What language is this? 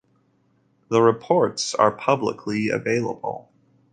English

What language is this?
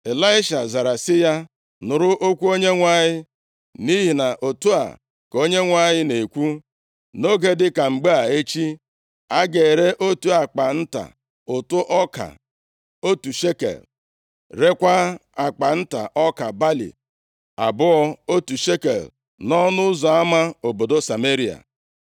Igbo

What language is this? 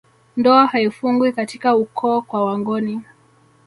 Swahili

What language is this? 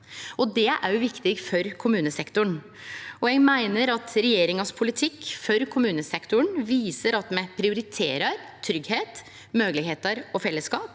Norwegian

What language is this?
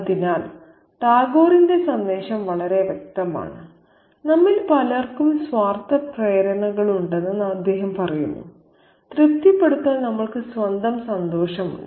Malayalam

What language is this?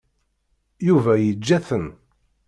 Kabyle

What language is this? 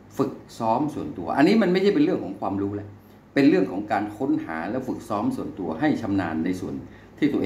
Thai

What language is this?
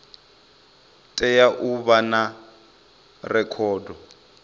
Venda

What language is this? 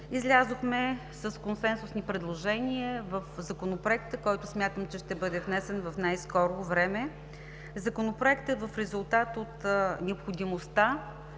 Bulgarian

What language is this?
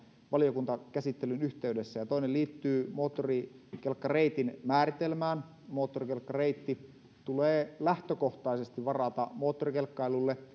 Finnish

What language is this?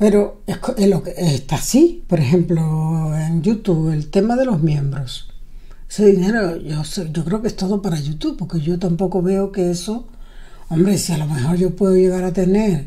Spanish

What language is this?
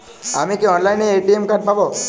Bangla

